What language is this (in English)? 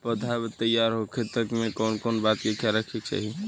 Bhojpuri